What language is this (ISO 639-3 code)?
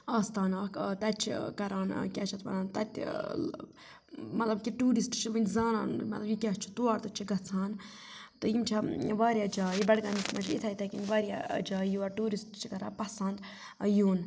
kas